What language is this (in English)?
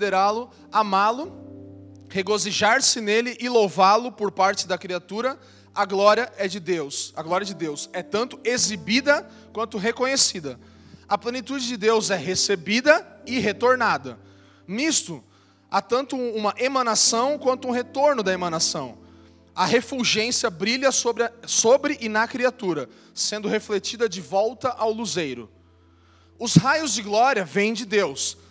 Portuguese